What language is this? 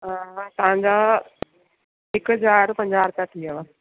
Sindhi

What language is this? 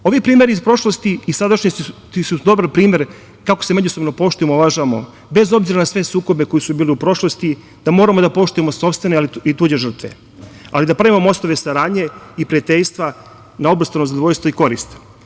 Serbian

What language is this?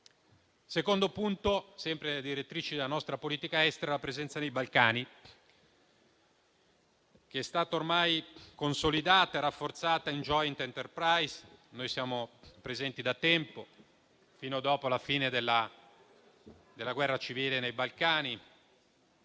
Italian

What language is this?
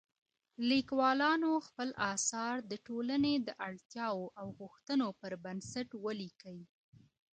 Pashto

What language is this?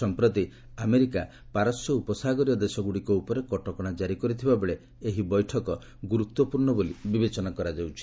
Odia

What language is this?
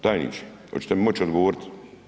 Croatian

